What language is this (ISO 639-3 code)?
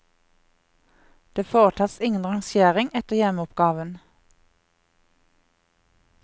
nor